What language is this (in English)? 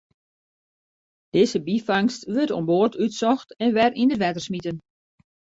Western Frisian